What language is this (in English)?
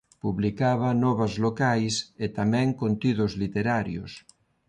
Galician